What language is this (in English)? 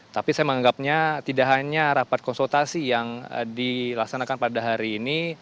Indonesian